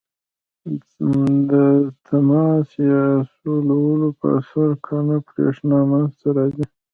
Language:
Pashto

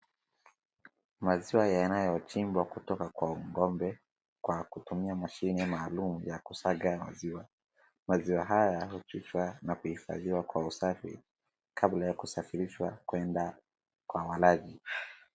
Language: Swahili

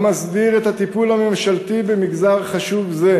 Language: Hebrew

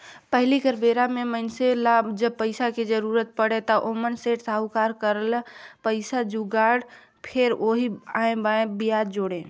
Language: Chhattisgarhi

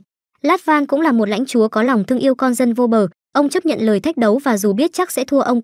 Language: Vietnamese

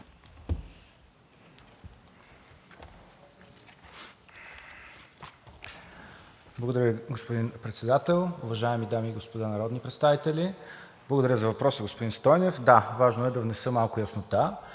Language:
Bulgarian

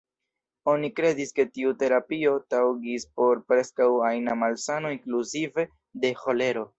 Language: Esperanto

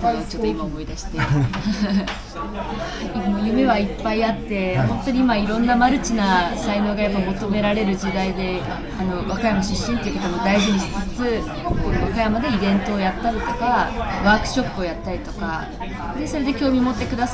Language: Japanese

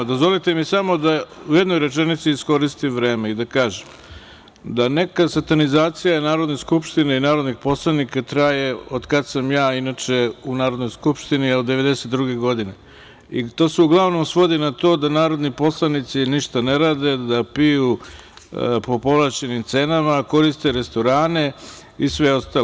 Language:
Serbian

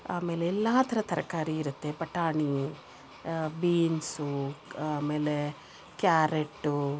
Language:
Kannada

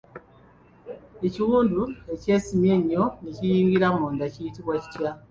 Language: Ganda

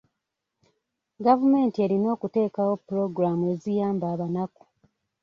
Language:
Ganda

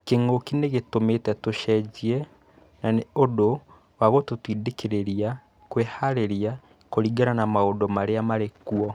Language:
Kikuyu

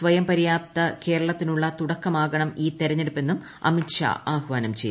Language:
Malayalam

